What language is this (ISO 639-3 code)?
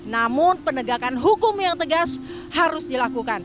ind